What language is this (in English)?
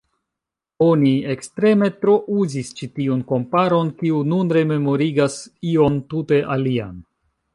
Esperanto